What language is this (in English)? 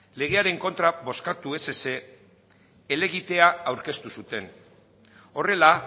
Basque